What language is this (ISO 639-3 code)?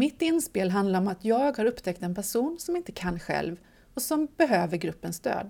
swe